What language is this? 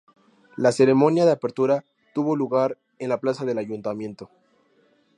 Spanish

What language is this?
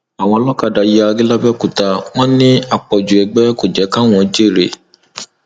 Yoruba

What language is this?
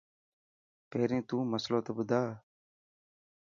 Dhatki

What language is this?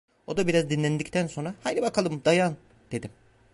Turkish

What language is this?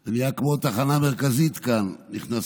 Hebrew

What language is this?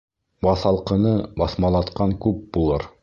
Bashkir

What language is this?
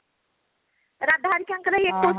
Odia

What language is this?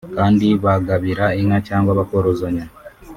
Kinyarwanda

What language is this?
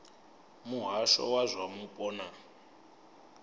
Venda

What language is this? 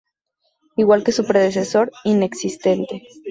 Spanish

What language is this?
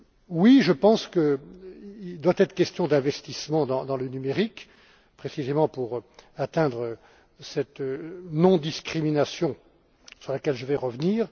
French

